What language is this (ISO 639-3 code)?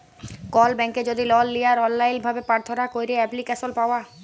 ben